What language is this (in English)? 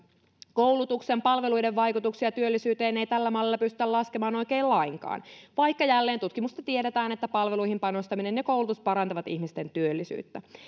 Finnish